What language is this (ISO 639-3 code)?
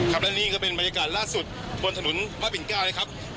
tha